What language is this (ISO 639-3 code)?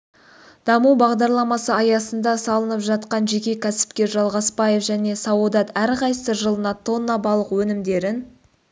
kaz